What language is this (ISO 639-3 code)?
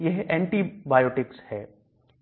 hin